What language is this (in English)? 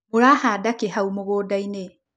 Kikuyu